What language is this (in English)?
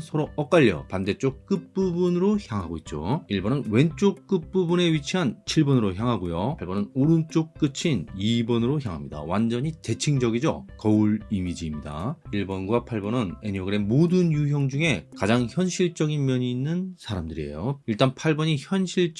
Korean